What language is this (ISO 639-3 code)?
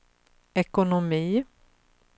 swe